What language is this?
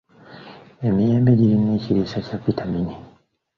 Ganda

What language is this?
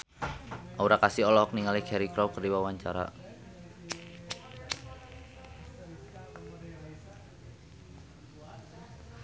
Sundanese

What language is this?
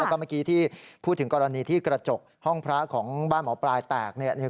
Thai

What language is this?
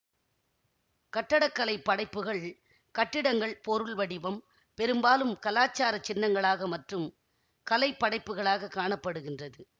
Tamil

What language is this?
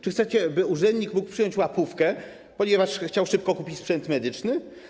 Polish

